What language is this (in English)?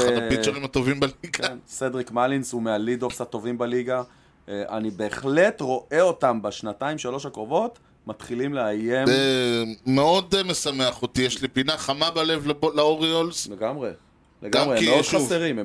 Hebrew